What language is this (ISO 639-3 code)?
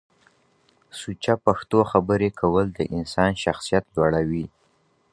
pus